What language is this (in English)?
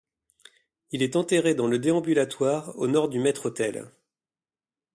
French